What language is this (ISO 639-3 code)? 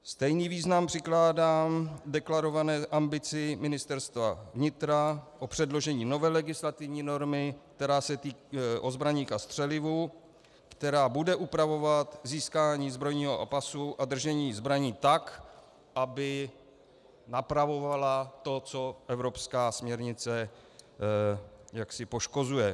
ces